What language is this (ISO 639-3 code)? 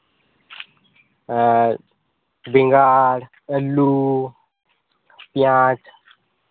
sat